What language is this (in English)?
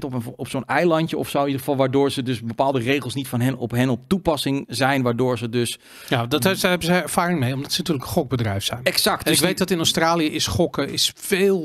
Dutch